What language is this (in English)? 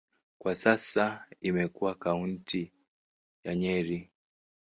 Swahili